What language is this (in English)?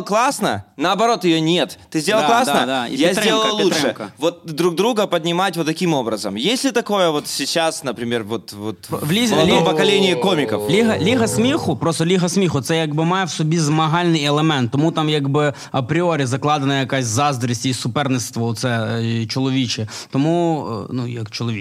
Russian